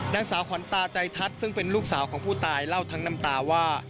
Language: Thai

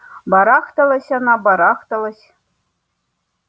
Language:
Russian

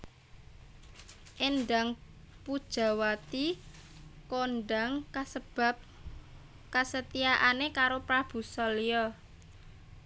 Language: Javanese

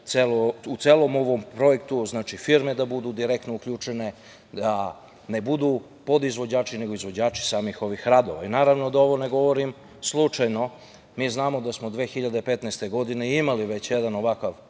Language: Serbian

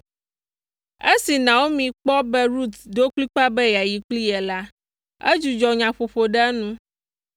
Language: Ewe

